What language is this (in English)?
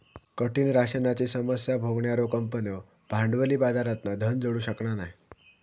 Marathi